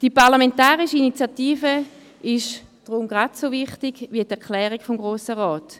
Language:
Swiss German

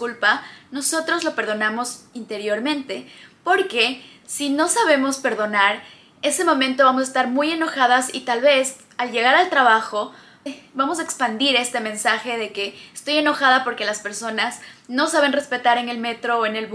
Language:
Spanish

